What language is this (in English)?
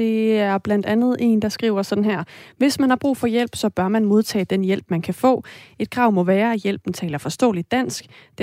Danish